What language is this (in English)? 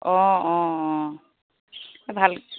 Assamese